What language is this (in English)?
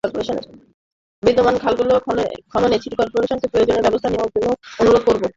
Bangla